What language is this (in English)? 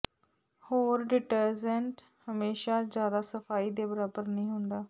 Punjabi